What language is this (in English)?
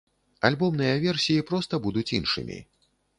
Belarusian